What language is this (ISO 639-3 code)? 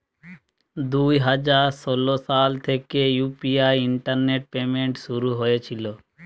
ben